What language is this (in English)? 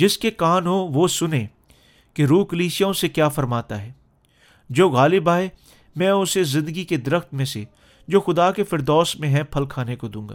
Urdu